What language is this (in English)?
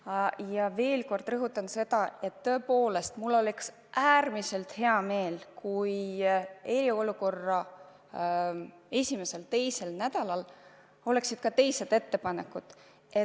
Estonian